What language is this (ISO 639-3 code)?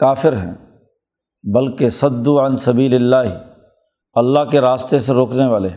urd